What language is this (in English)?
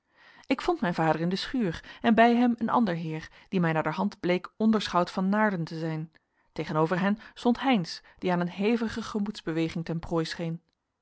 Dutch